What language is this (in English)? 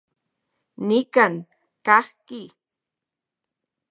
Central Puebla Nahuatl